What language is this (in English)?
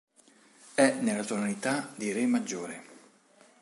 Italian